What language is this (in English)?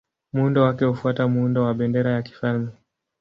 Swahili